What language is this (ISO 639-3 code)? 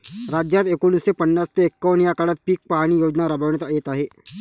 mar